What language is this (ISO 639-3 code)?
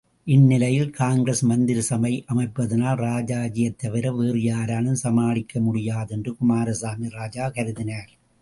tam